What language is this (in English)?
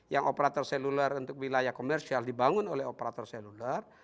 Indonesian